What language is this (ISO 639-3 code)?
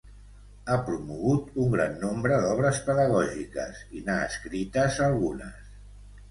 cat